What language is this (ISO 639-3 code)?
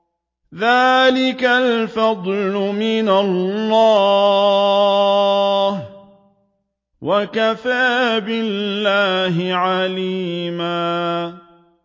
ara